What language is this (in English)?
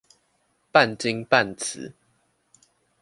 Chinese